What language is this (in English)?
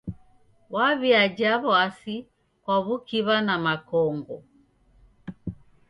Taita